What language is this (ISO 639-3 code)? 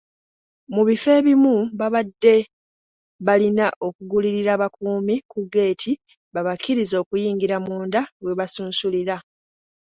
lug